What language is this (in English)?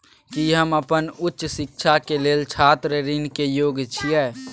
Maithili